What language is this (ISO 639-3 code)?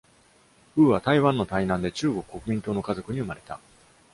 jpn